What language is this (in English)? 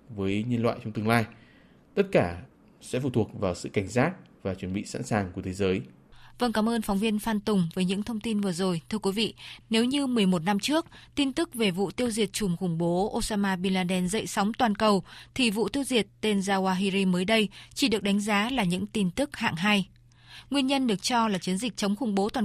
Vietnamese